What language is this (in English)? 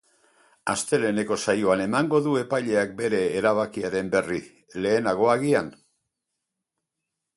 Basque